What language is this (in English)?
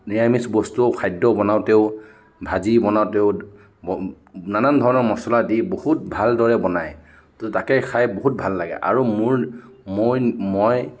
Assamese